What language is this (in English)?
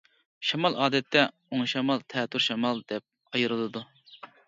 Uyghur